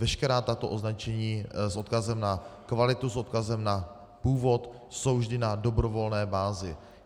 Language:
Czech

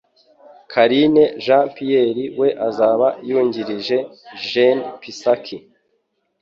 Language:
Kinyarwanda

